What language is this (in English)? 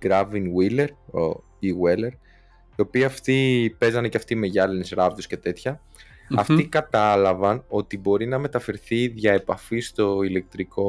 Greek